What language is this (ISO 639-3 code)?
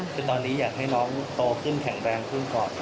tha